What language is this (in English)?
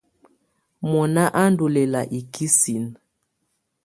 Tunen